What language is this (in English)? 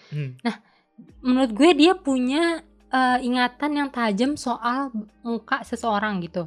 Indonesian